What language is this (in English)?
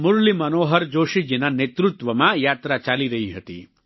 Gujarati